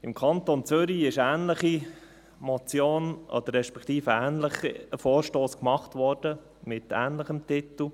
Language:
Swiss German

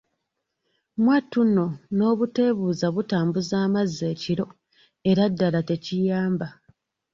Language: Ganda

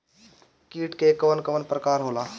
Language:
Bhojpuri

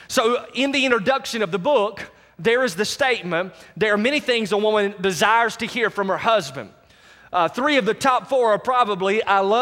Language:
English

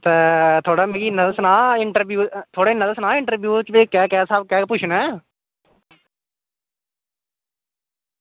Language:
Dogri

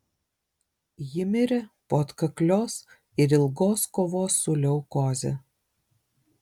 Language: Lithuanian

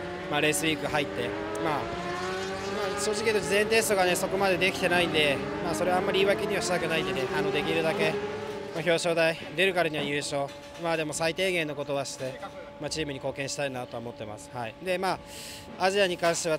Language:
Japanese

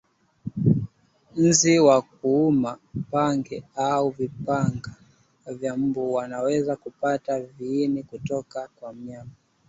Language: Swahili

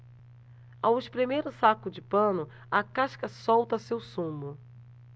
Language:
Portuguese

